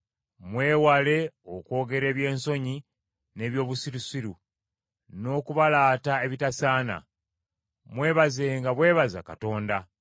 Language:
Ganda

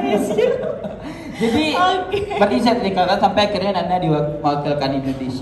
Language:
Indonesian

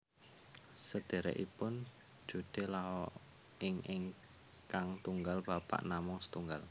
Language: Javanese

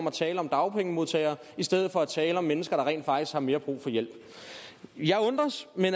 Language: Danish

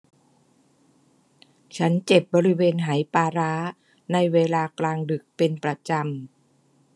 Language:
Thai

